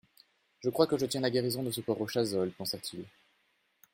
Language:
French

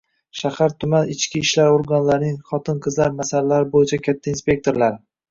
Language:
Uzbek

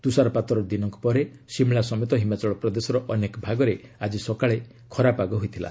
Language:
Odia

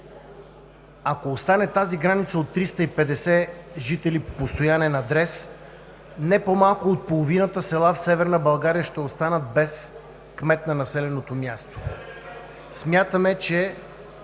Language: Bulgarian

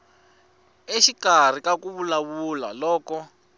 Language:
Tsonga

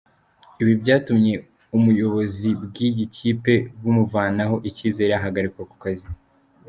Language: Kinyarwanda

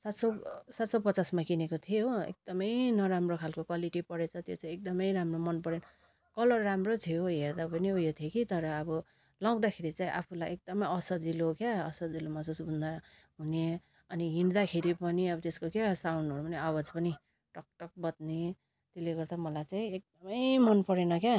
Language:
Nepali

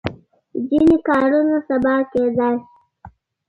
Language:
Pashto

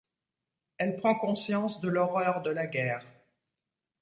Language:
French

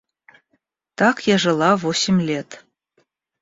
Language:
Russian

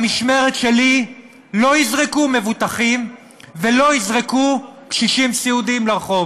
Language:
Hebrew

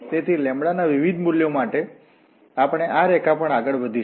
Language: Gujarati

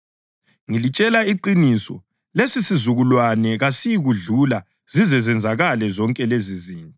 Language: North Ndebele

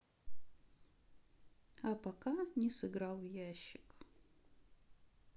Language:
Russian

